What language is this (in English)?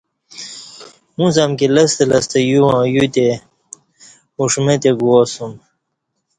Kati